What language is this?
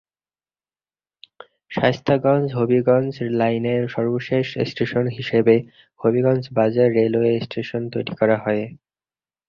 Bangla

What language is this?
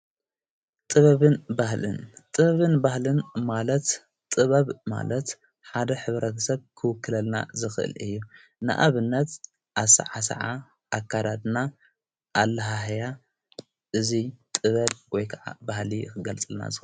Tigrinya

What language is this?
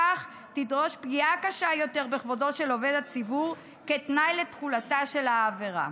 Hebrew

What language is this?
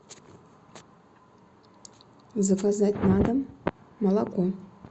Russian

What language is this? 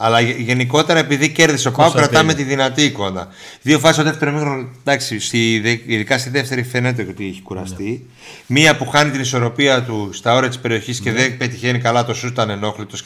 Greek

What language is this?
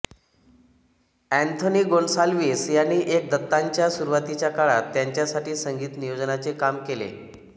Marathi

